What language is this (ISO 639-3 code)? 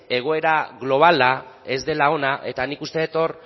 eus